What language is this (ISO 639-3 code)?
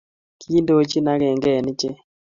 kln